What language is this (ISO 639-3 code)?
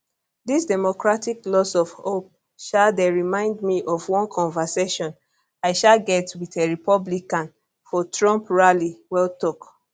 pcm